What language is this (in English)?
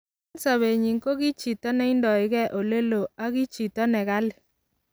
Kalenjin